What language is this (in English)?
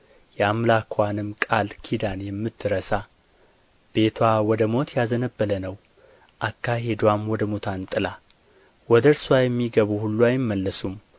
Amharic